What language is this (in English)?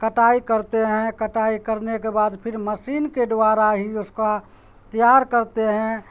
Urdu